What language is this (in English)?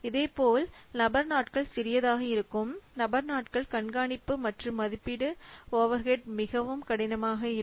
Tamil